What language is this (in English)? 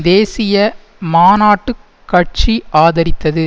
Tamil